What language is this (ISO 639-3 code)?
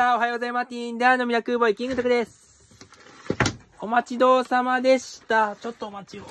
jpn